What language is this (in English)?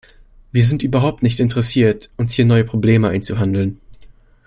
German